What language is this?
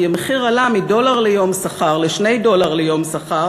Hebrew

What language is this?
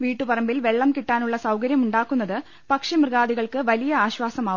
Malayalam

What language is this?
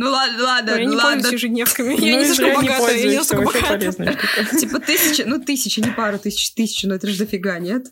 Russian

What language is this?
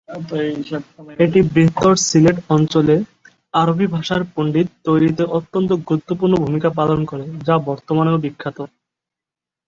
Bangla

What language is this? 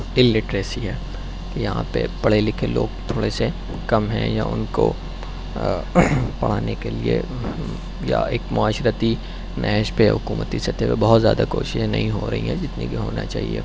Urdu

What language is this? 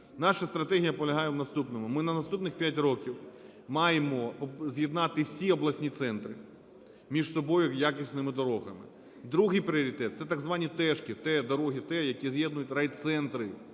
Ukrainian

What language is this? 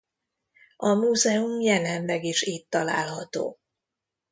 Hungarian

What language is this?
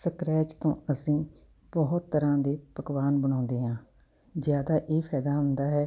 Punjabi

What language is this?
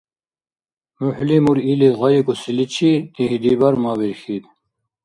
Dargwa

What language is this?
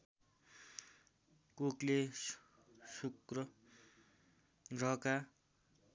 Nepali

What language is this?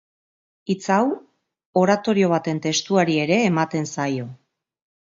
Basque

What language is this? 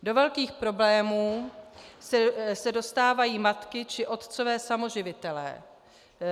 Czech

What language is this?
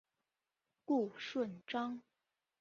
Chinese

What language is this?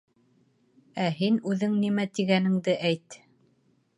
Bashkir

